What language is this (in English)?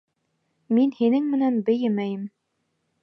Bashkir